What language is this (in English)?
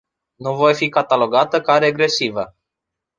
Romanian